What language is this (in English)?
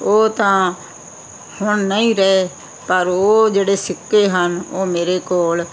Punjabi